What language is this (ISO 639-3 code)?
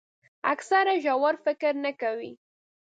pus